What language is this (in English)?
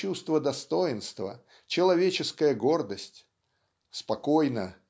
Russian